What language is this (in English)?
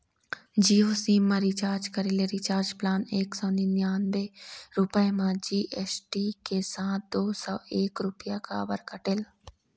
Chhattisgarhi